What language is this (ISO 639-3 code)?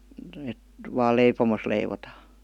fin